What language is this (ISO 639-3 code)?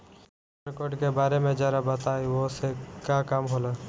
bho